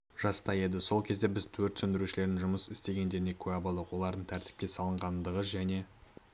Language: Kazakh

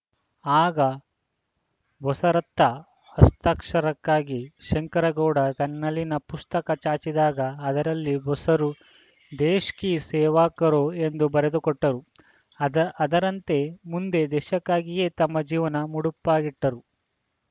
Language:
Kannada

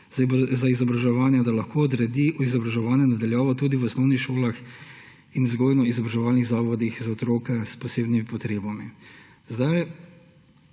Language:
Slovenian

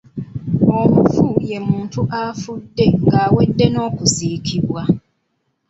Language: Ganda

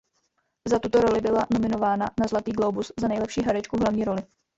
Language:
Czech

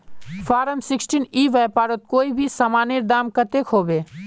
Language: Magahi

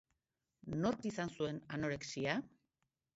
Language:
Basque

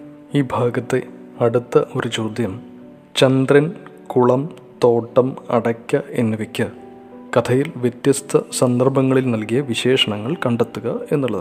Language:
Malayalam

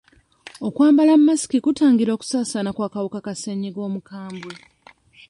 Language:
Ganda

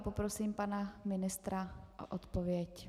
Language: Czech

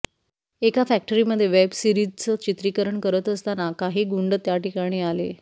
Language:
Marathi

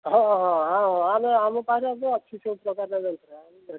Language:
Odia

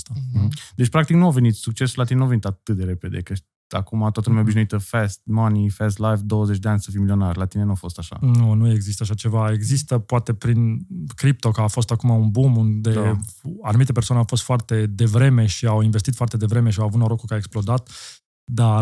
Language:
Romanian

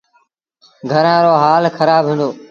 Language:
Sindhi Bhil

